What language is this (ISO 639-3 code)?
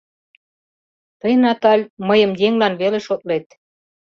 chm